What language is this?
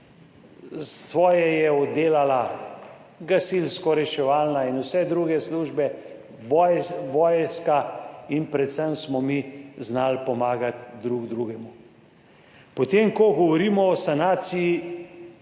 Slovenian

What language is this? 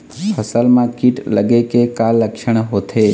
Chhattisgarhi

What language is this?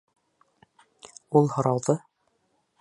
Bashkir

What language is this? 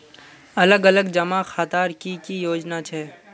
Magahi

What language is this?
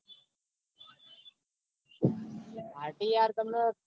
Gujarati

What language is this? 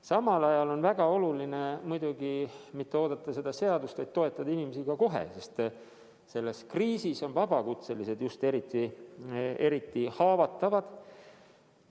Estonian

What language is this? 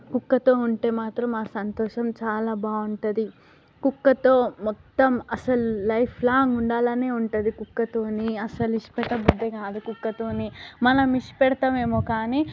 Telugu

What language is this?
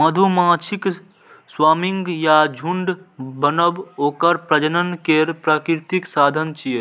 Maithili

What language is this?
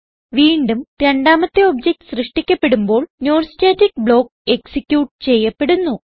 Malayalam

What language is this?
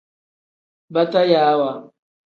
Tem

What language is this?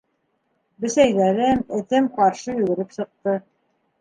Bashkir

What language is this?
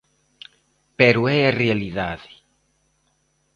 Galician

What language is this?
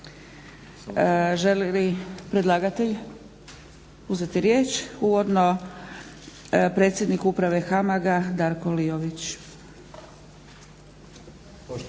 Croatian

